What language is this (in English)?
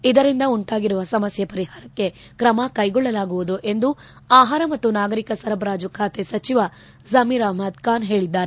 Kannada